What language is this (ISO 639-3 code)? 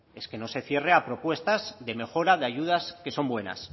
spa